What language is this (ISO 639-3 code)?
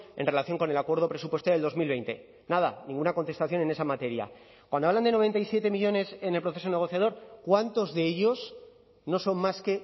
spa